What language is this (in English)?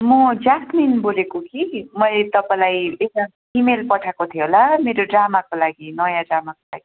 Nepali